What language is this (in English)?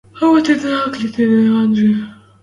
Western Mari